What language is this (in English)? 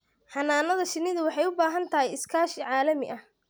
Somali